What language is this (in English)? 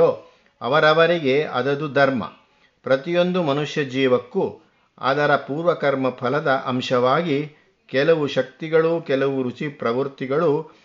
Kannada